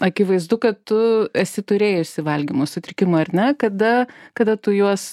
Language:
Lithuanian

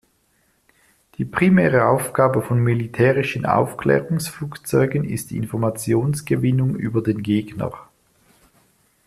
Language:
German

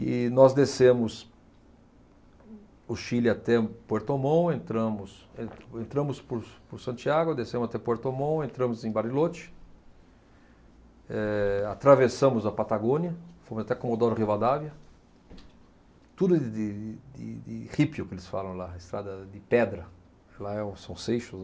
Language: Portuguese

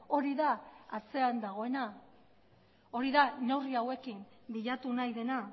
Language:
Basque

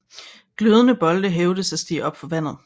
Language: Danish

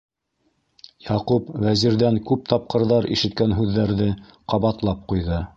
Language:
Bashkir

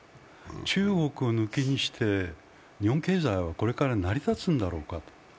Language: Japanese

